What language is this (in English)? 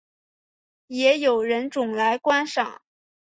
Chinese